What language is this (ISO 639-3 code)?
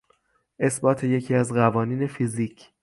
fas